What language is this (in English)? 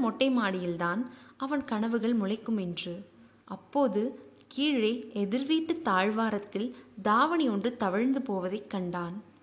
Tamil